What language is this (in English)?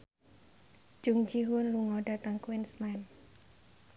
Javanese